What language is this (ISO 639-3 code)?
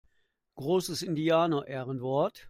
deu